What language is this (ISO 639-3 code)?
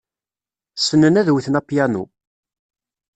kab